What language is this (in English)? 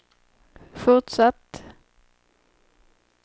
Swedish